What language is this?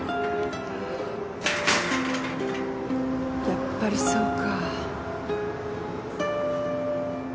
Japanese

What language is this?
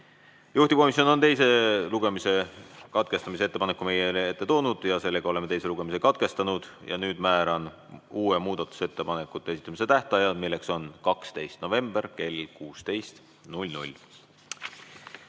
Estonian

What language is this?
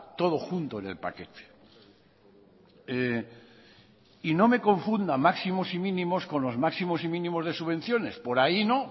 Spanish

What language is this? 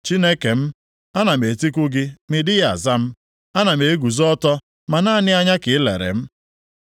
Igbo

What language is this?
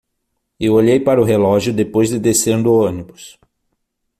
Portuguese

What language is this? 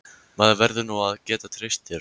Icelandic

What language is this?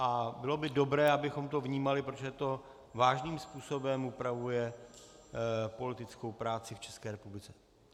Czech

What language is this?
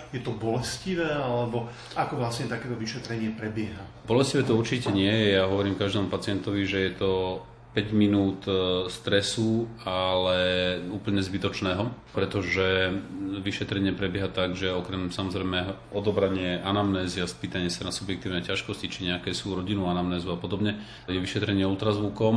Slovak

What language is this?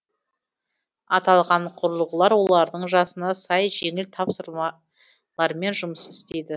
Kazakh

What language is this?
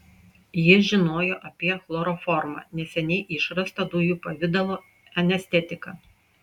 Lithuanian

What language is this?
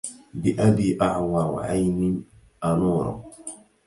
Arabic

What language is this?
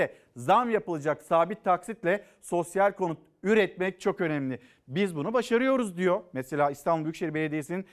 Turkish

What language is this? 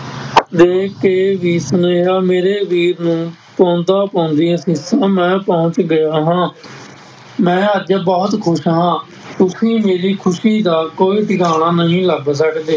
Punjabi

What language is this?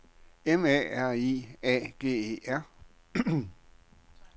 Danish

